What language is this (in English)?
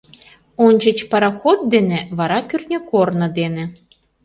Mari